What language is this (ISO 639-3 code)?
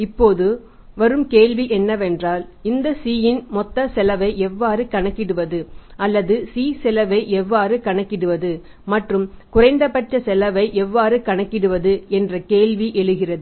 tam